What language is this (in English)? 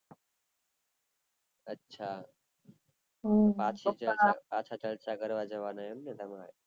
Gujarati